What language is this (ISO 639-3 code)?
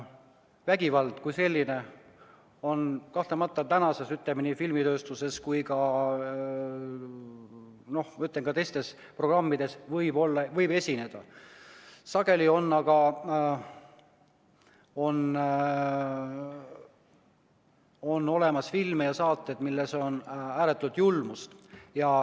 est